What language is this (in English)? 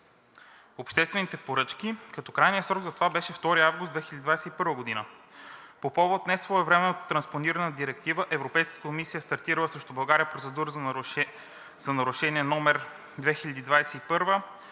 Bulgarian